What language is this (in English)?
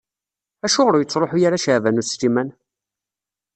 Kabyle